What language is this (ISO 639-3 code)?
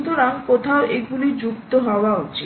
ben